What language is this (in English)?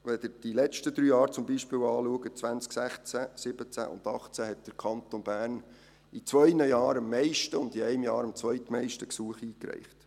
Swiss German